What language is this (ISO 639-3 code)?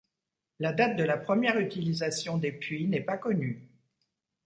fra